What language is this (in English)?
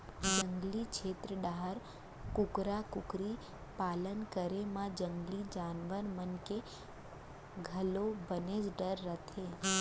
Chhattisgarhi